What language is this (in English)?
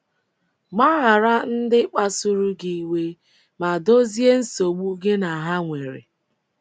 Igbo